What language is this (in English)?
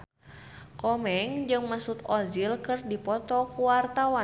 Sundanese